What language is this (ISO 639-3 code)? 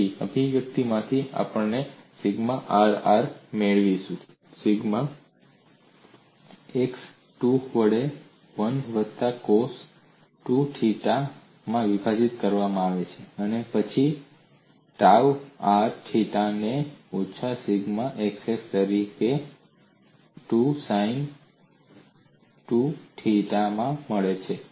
guj